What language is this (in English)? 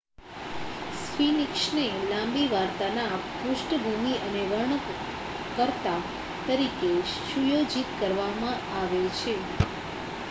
Gujarati